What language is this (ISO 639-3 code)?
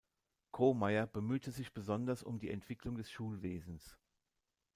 deu